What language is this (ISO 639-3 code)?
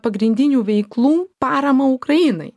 lit